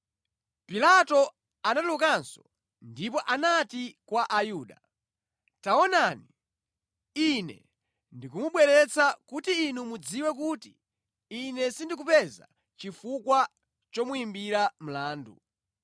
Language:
Nyanja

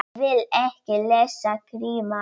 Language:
Icelandic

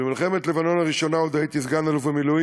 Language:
Hebrew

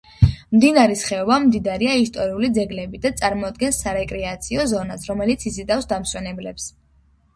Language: Georgian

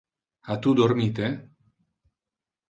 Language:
Interlingua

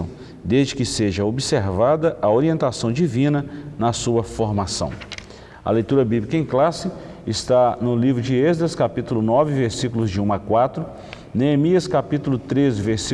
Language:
Portuguese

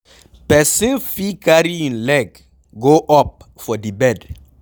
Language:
Nigerian Pidgin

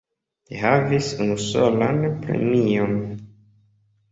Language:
Esperanto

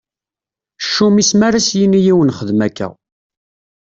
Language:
Kabyle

